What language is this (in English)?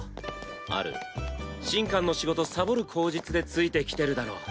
Japanese